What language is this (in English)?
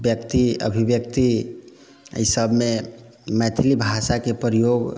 Maithili